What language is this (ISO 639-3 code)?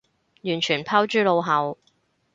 yue